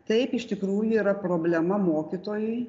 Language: Lithuanian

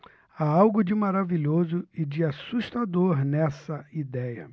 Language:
Portuguese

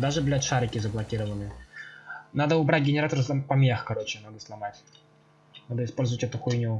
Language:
Russian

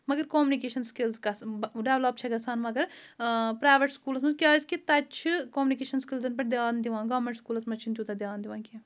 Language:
Kashmiri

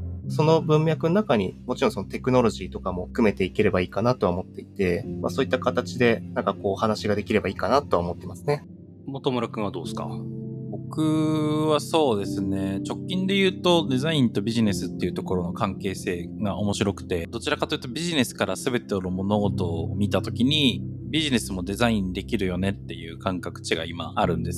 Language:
Japanese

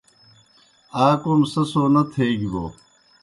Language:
Kohistani Shina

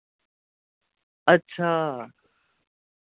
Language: Dogri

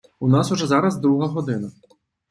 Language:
Ukrainian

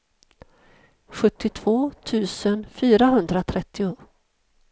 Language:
Swedish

